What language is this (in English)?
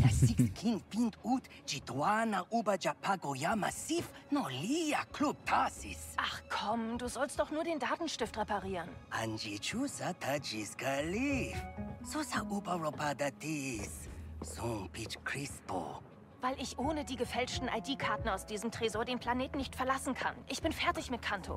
German